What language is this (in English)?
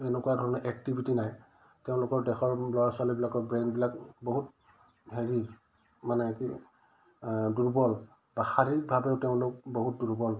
Assamese